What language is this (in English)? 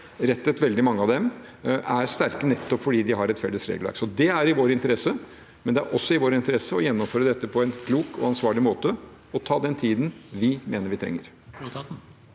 Norwegian